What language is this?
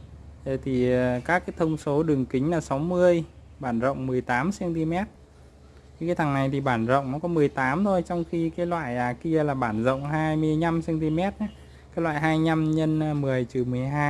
Vietnamese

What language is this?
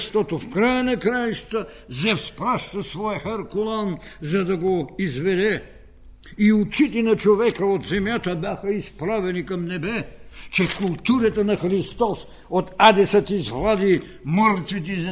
Bulgarian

